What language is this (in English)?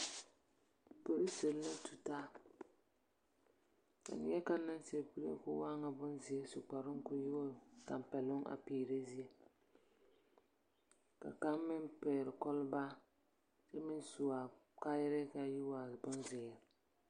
Southern Dagaare